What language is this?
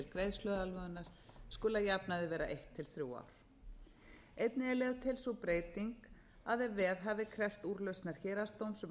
Icelandic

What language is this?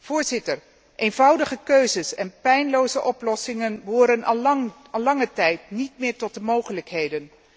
Dutch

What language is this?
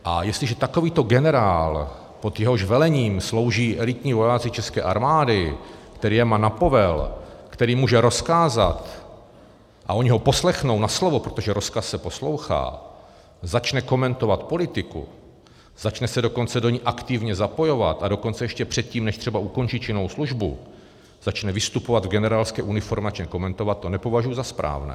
Czech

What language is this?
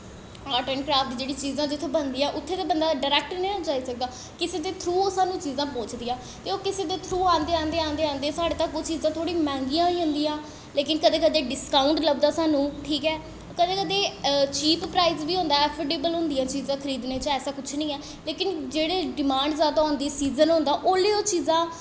Dogri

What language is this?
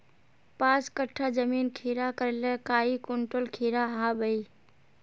Magahi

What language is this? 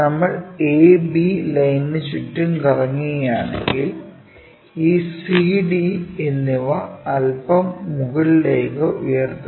Malayalam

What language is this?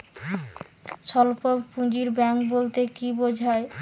Bangla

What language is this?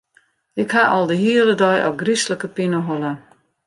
Western Frisian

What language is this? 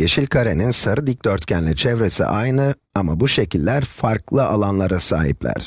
Turkish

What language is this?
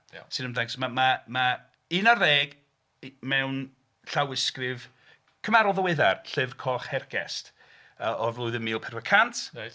Welsh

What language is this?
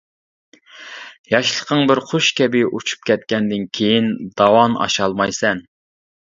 Uyghur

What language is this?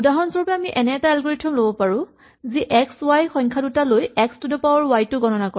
Assamese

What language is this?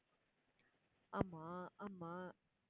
Tamil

